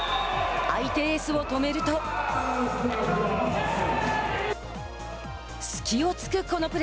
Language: Japanese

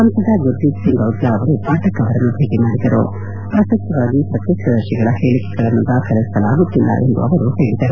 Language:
Kannada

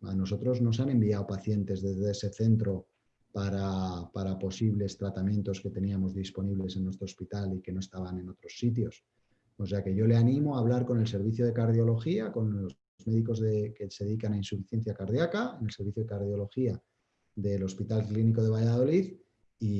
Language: Spanish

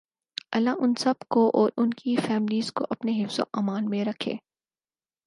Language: Urdu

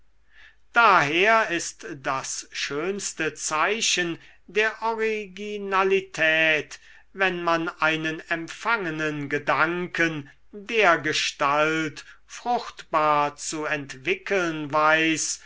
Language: German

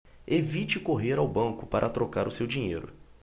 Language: Portuguese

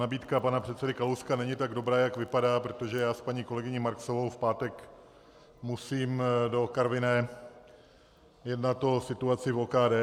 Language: Czech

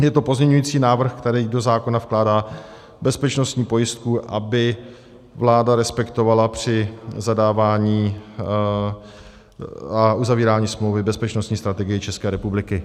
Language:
Czech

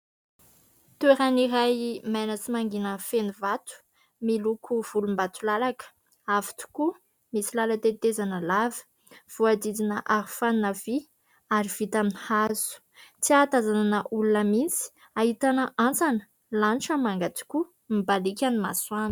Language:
Malagasy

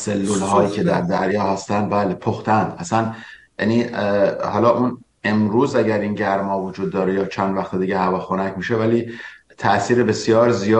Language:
Persian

